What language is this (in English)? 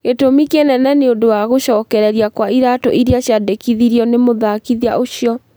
Kikuyu